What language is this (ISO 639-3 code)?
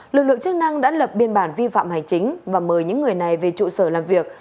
vie